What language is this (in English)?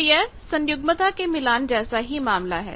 Hindi